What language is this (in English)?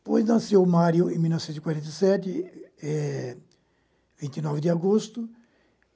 Portuguese